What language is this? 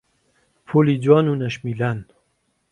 Central Kurdish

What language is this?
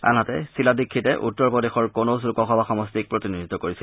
Assamese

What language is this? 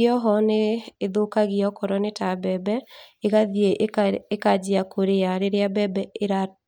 Kikuyu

